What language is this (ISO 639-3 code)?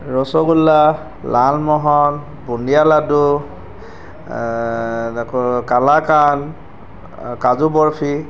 asm